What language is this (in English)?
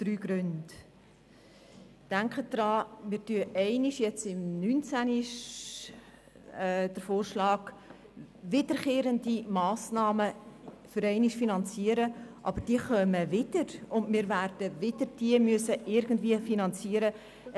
Swiss German